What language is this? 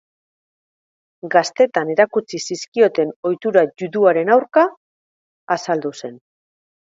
Basque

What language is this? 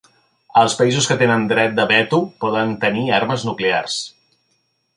Catalan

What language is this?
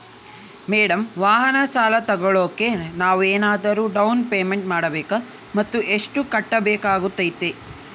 Kannada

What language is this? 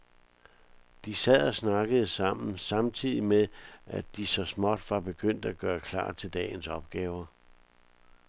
Danish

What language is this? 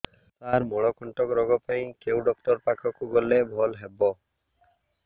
Odia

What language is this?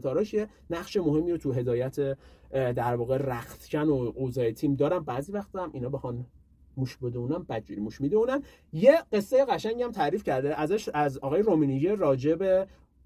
Persian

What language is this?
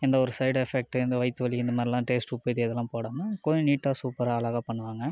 Tamil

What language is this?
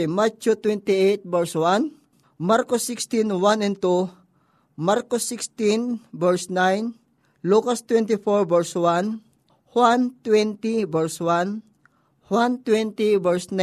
Filipino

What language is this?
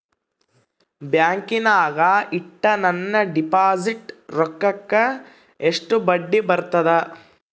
Kannada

